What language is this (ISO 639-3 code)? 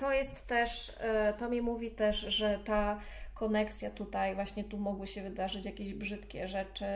pol